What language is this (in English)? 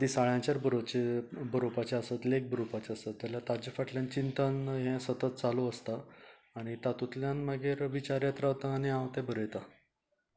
Konkani